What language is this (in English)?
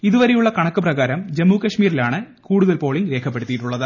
Malayalam